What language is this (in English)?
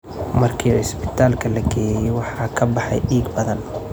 Somali